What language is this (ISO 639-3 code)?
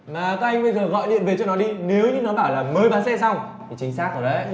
vie